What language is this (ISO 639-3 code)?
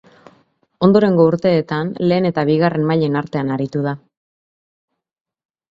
eus